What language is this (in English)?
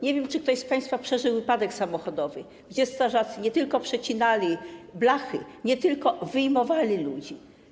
Polish